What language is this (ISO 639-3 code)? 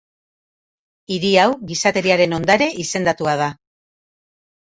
eus